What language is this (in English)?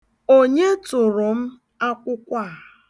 Igbo